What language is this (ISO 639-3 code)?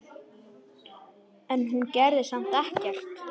isl